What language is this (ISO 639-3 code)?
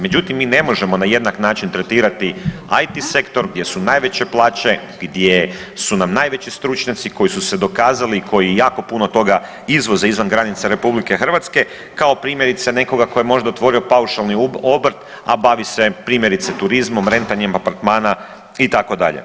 hrv